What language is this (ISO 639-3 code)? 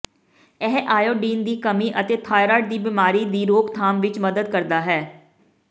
pan